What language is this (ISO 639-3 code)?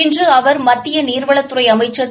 tam